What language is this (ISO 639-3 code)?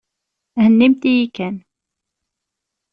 kab